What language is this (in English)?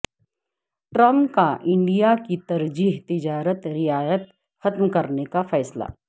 Urdu